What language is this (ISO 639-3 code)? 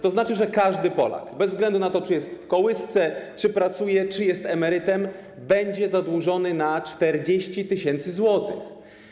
pol